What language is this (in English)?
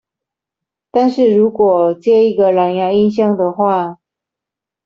Chinese